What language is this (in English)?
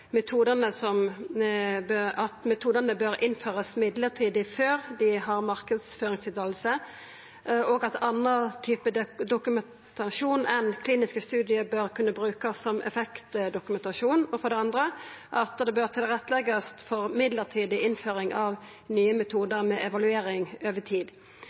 Norwegian Nynorsk